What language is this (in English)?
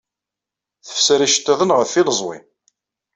Kabyle